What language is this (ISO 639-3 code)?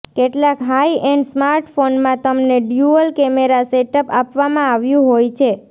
guj